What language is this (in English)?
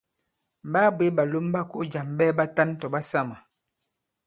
Bankon